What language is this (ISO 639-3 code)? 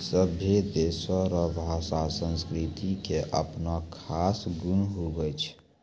mai